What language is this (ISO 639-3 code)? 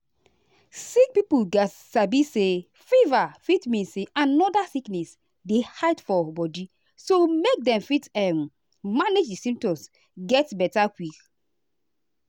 pcm